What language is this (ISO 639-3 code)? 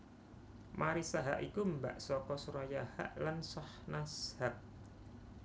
jav